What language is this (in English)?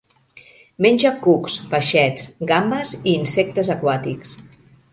Catalan